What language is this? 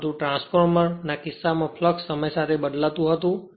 Gujarati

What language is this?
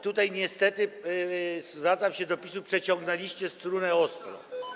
Polish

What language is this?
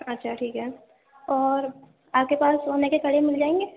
Urdu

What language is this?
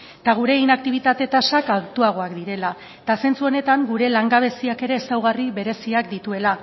Basque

